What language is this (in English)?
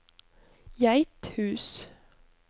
Norwegian